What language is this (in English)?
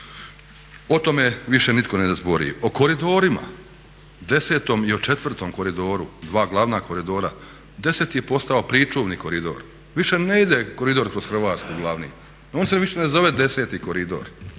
Croatian